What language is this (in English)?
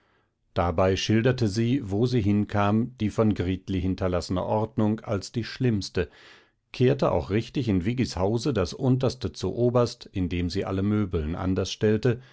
German